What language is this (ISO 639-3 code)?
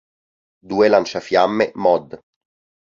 ita